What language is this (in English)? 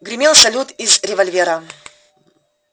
Russian